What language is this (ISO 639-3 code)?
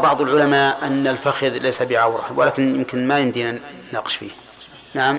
ara